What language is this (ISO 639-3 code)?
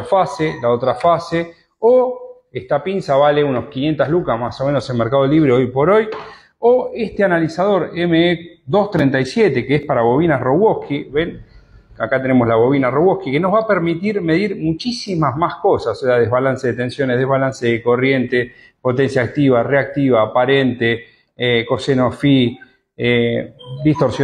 spa